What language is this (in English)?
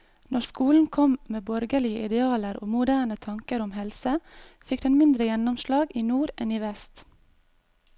Norwegian